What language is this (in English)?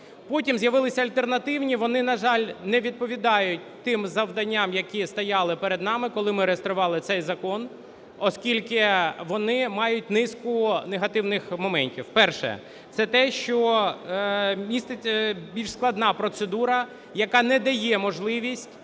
Ukrainian